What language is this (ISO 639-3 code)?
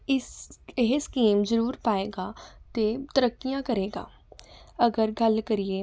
pan